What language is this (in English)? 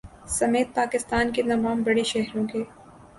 Urdu